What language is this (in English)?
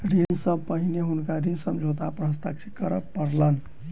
Maithili